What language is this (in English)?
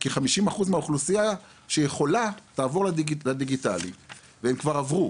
Hebrew